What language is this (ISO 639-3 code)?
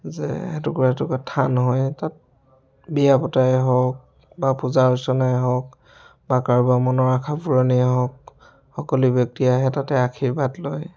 asm